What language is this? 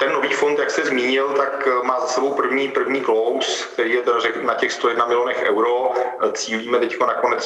Czech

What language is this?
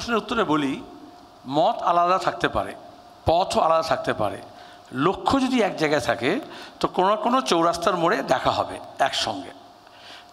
Bangla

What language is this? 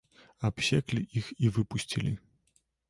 Belarusian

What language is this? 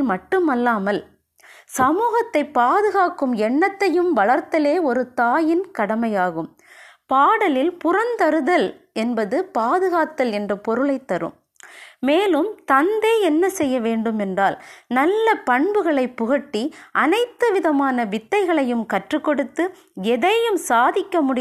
Tamil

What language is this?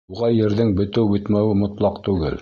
Bashkir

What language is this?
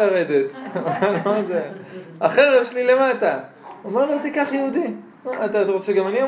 Hebrew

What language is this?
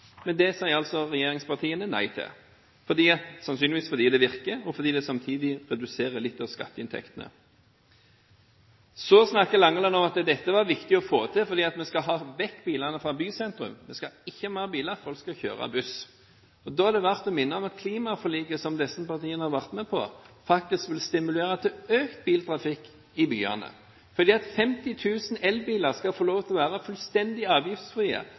Norwegian Bokmål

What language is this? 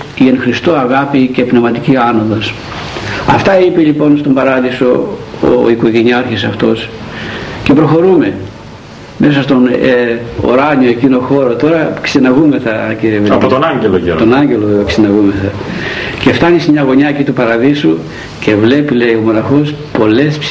Greek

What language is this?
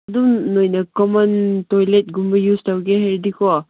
Manipuri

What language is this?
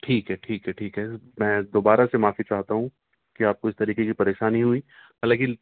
Urdu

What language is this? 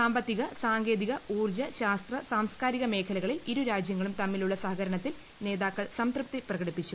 Malayalam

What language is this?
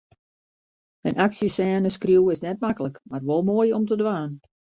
Western Frisian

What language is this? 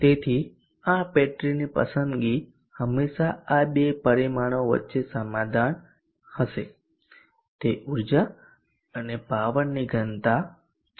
Gujarati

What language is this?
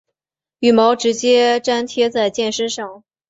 Chinese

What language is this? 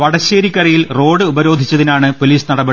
Malayalam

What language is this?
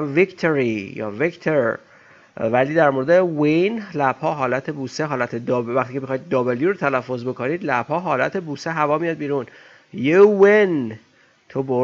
Persian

